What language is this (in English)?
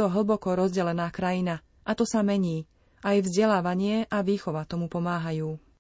Slovak